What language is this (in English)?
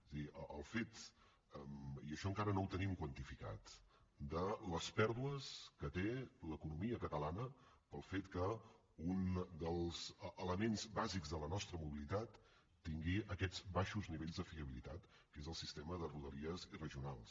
Catalan